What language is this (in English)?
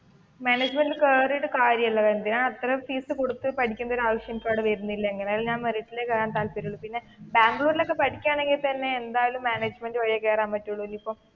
Malayalam